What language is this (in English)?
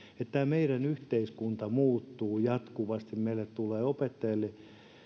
Finnish